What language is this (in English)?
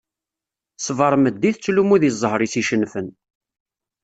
Kabyle